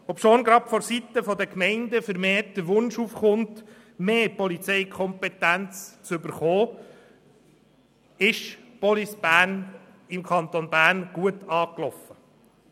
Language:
Swiss German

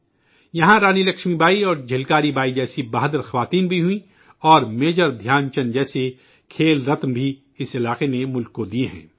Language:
Urdu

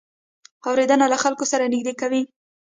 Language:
Pashto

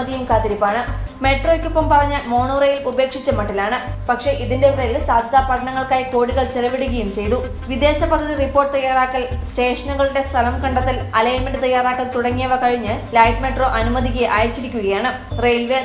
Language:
Malayalam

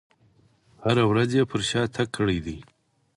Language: Pashto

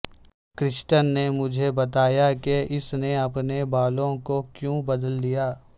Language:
Urdu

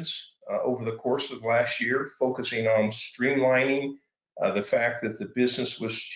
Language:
English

